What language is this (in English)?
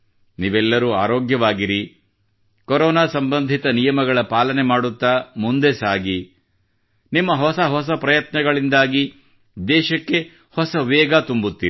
Kannada